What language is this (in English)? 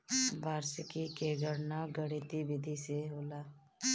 Bhojpuri